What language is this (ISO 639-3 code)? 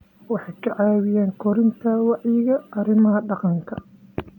som